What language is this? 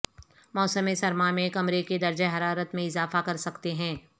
Urdu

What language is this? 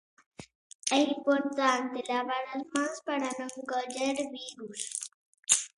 Galician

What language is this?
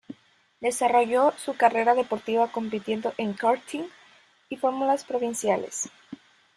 Spanish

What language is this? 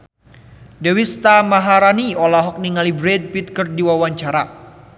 Sundanese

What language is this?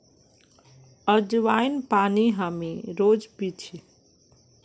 Magahi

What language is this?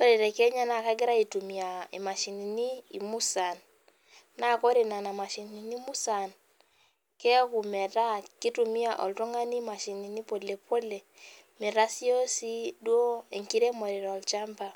Masai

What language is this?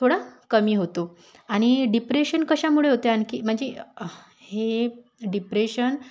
Marathi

